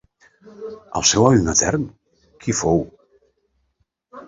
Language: Catalan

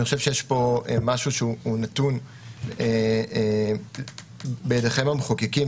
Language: Hebrew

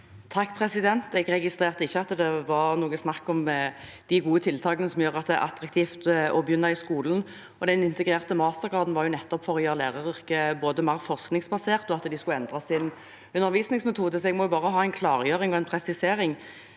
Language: Norwegian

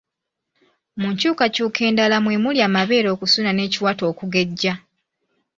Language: Ganda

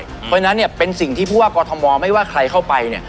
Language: Thai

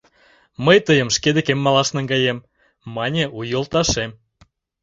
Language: Mari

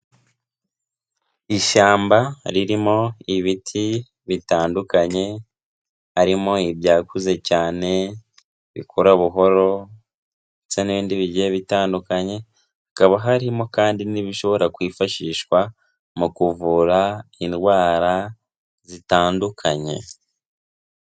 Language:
Kinyarwanda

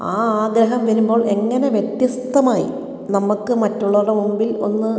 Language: Malayalam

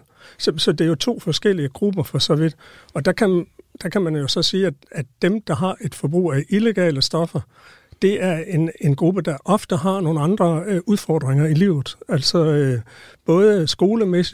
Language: Danish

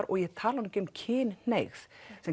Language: Icelandic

